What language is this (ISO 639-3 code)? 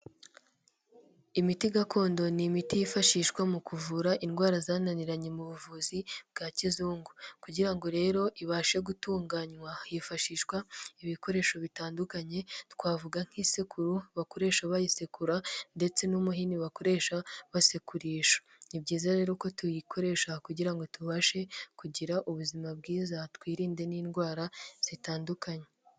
kin